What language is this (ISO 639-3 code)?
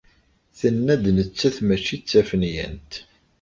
kab